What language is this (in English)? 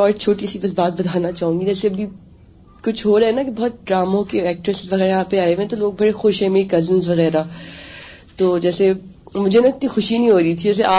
Urdu